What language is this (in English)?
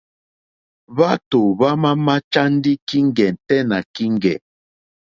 Mokpwe